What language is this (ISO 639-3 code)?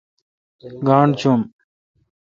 xka